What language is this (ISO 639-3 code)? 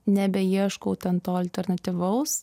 lit